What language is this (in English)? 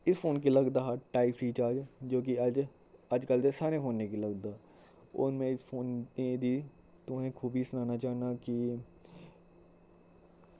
Dogri